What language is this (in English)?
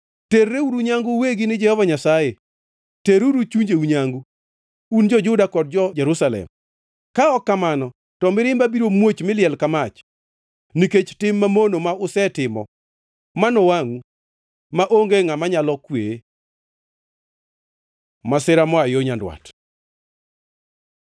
Luo (Kenya and Tanzania)